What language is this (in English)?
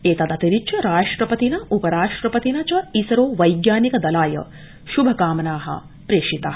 Sanskrit